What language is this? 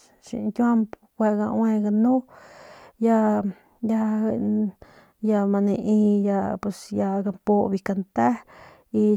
Northern Pame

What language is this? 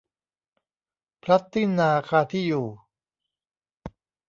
Thai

